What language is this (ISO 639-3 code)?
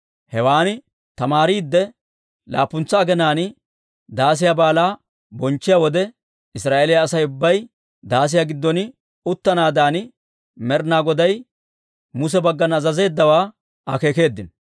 dwr